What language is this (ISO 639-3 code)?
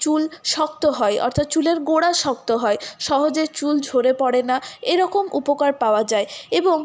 ben